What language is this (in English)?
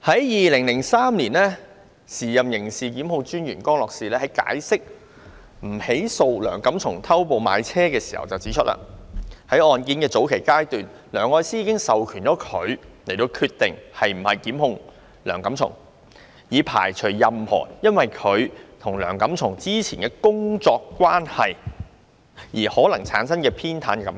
Cantonese